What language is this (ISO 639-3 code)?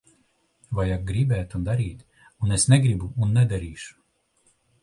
lav